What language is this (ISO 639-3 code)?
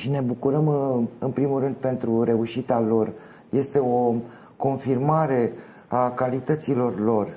ron